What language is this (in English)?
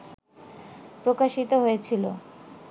Bangla